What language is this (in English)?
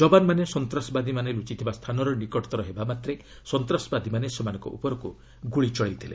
Odia